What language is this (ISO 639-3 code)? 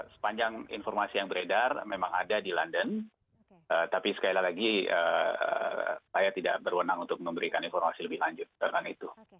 ind